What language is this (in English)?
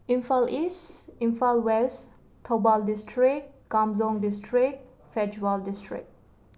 Manipuri